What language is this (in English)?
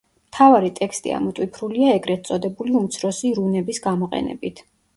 Georgian